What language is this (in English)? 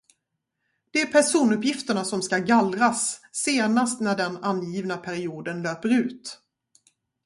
Swedish